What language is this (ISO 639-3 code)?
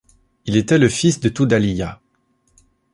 fra